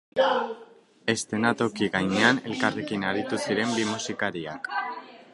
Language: Basque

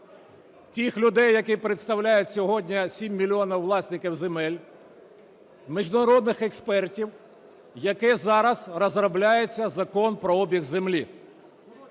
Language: Ukrainian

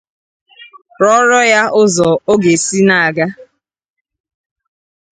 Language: Igbo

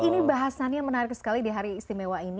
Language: Indonesian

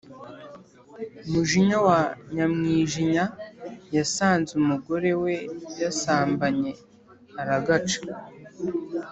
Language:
Kinyarwanda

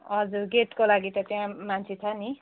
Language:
Nepali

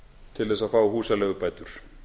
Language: Icelandic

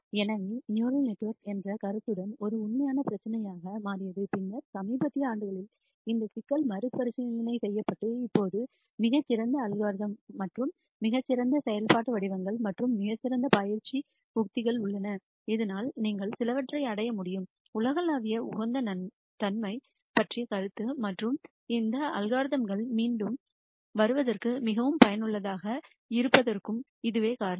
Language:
Tamil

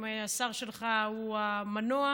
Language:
Hebrew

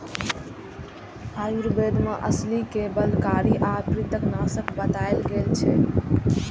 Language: Maithili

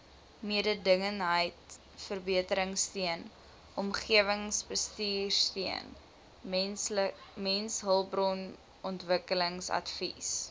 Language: Afrikaans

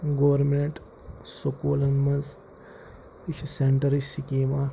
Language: Kashmiri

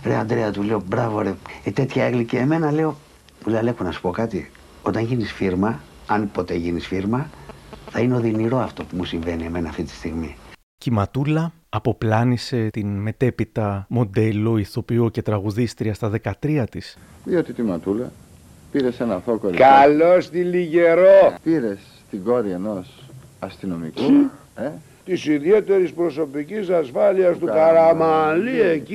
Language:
Greek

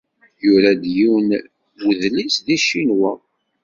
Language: Kabyle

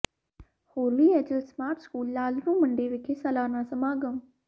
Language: Punjabi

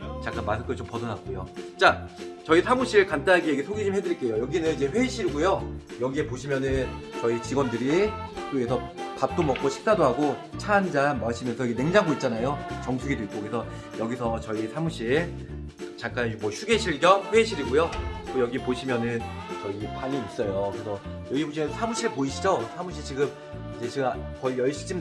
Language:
Korean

